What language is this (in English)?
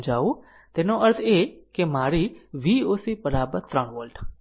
Gujarati